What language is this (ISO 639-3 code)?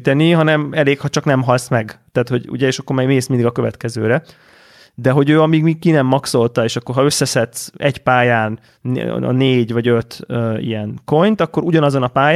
hun